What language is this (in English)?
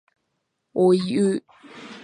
Japanese